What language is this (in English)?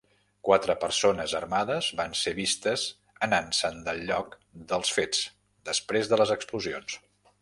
Catalan